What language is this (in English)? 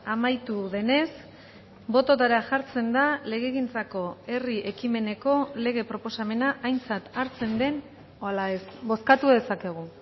Basque